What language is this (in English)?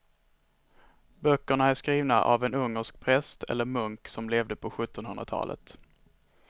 Swedish